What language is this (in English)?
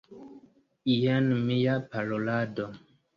Esperanto